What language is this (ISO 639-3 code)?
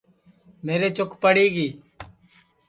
ssi